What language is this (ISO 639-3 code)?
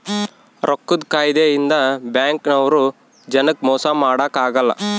kan